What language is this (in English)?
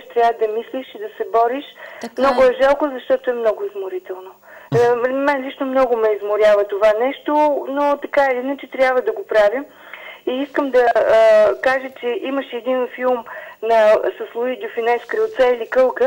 Bulgarian